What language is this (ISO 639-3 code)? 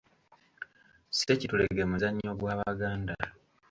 lug